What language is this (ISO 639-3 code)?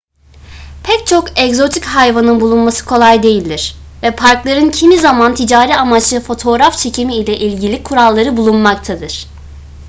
tur